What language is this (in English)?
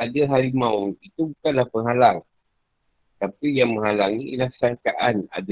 Malay